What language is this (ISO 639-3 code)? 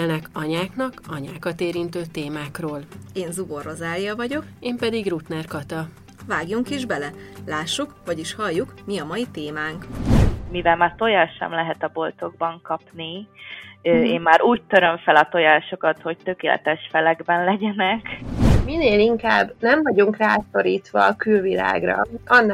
hun